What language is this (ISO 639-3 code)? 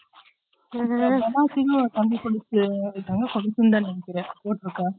tam